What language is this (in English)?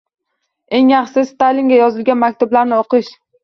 Uzbek